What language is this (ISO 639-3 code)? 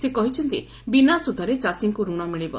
ori